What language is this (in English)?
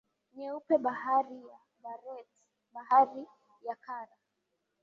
Swahili